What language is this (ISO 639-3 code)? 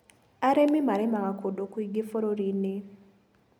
kik